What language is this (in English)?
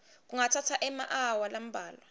Swati